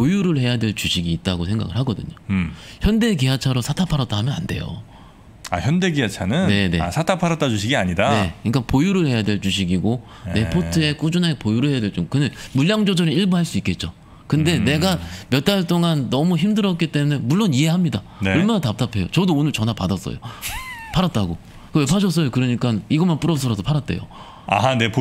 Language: Korean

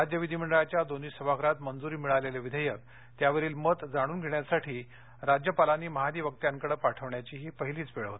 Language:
Marathi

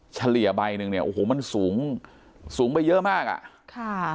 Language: Thai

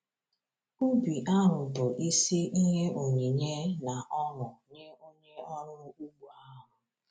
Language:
Igbo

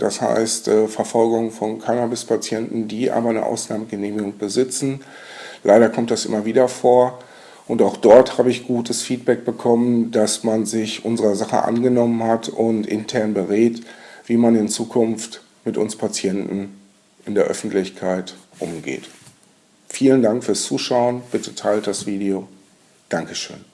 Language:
German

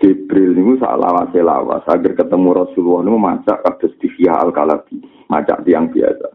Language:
Malay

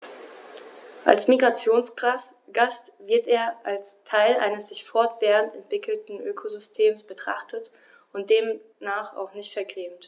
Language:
German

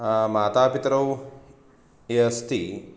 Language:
Sanskrit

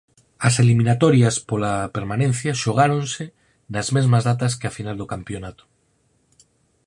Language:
Galician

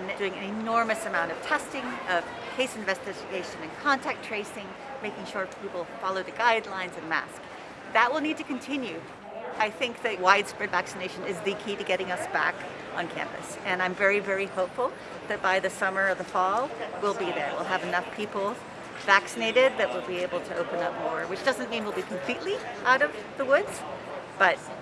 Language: English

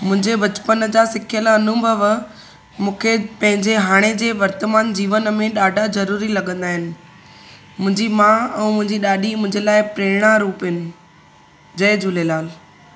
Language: Sindhi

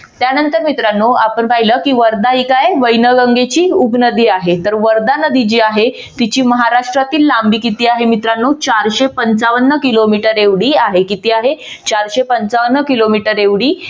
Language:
Marathi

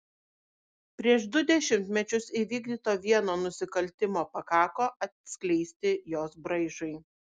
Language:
Lithuanian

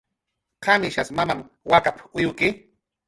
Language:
Jaqaru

